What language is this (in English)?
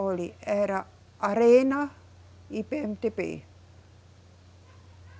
Portuguese